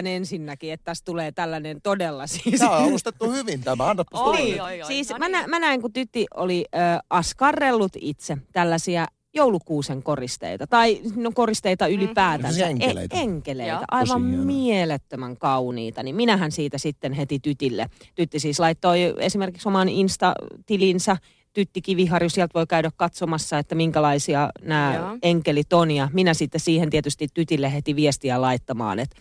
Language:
Finnish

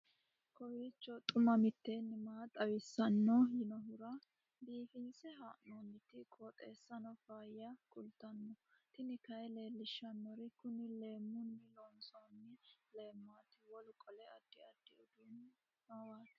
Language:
Sidamo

